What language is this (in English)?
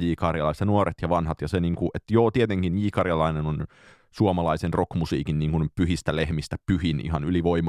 Finnish